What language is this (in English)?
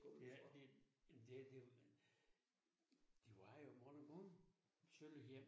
Danish